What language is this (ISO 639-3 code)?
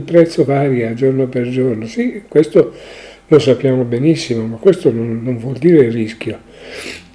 ita